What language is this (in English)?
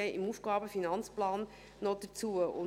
Swiss German